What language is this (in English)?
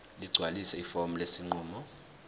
Zulu